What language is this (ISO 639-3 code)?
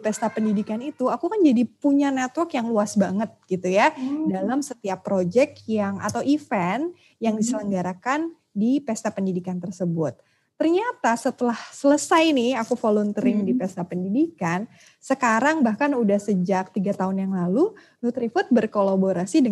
ind